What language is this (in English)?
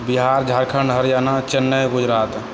Maithili